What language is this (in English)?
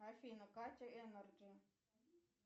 Russian